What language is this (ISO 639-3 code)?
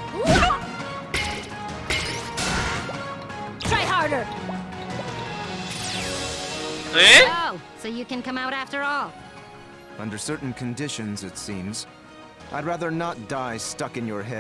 kor